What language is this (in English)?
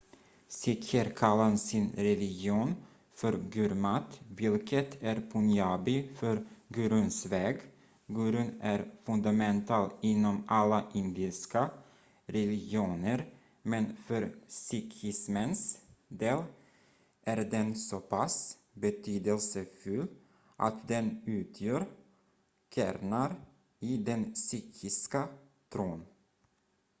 Swedish